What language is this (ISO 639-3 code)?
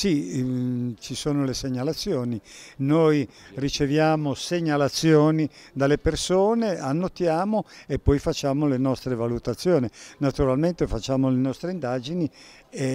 ita